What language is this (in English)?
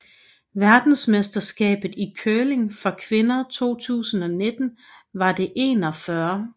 Danish